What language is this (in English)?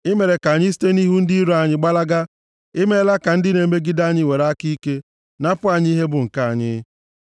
Igbo